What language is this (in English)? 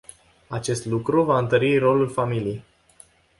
Romanian